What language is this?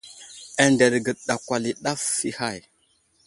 Wuzlam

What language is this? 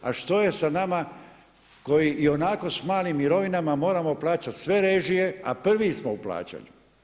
Croatian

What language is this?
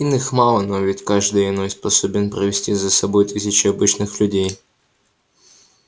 Russian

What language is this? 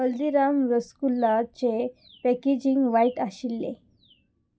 Konkani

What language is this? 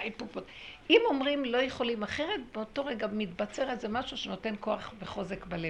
Hebrew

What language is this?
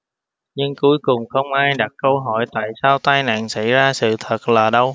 Vietnamese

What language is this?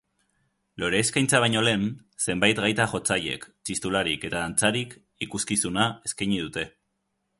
Basque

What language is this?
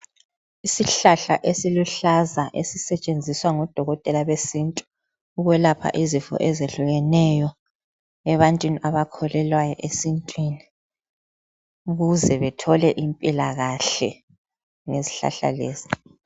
North Ndebele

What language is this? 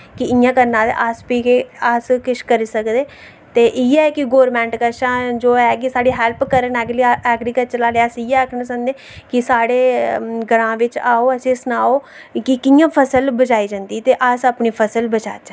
Dogri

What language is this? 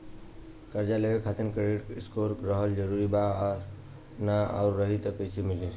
Bhojpuri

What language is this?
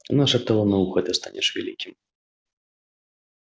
Russian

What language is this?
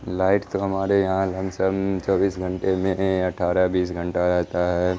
Urdu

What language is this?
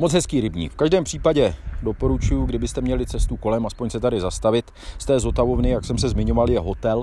Czech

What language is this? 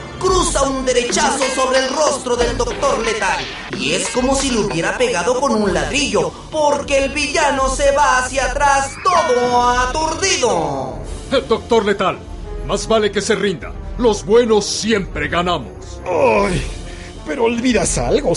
Spanish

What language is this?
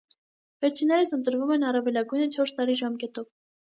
Armenian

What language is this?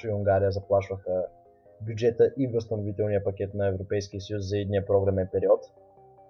Bulgarian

